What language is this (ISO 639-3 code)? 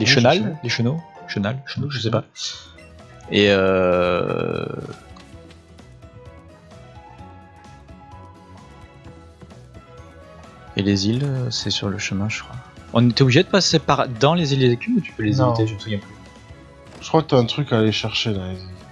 fra